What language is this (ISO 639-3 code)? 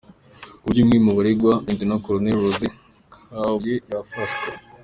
kin